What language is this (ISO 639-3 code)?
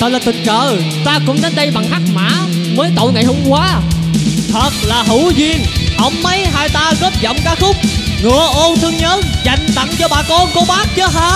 vie